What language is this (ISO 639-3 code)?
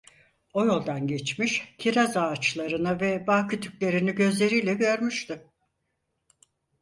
tur